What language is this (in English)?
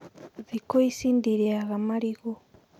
Kikuyu